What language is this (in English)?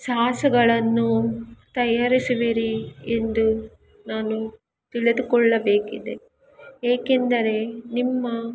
Kannada